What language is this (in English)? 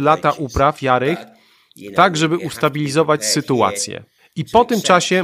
Polish